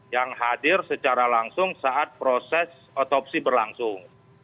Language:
Indonesian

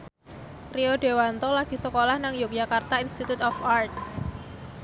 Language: Javanese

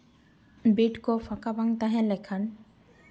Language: Santali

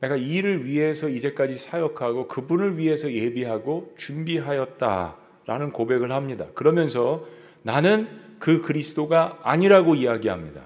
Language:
Korean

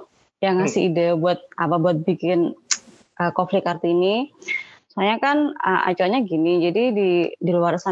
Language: Indonesian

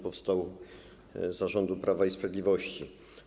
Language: Polish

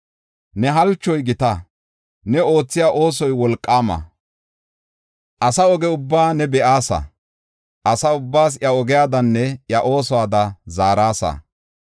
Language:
Gofa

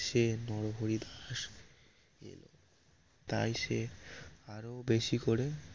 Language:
Bangla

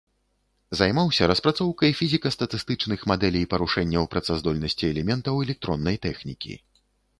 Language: Belarusian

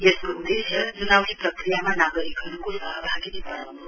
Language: Nepali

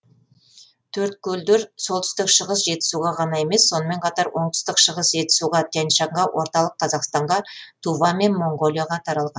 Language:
Kazakh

